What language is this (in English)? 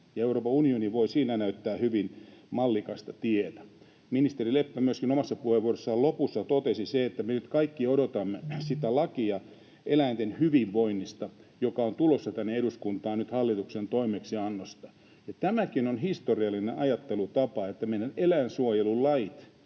Finnish